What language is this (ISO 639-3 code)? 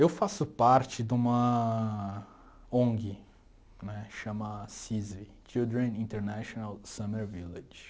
por